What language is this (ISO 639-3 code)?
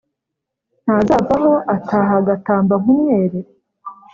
kin